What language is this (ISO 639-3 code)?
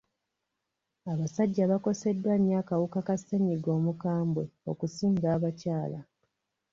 lug